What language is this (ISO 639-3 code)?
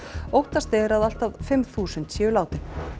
isl